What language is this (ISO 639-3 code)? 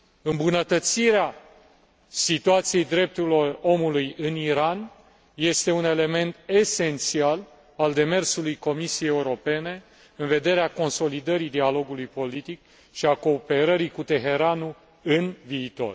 ron